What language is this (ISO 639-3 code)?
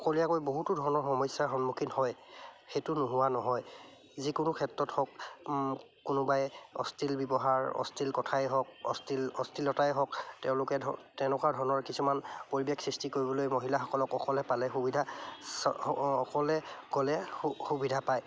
asm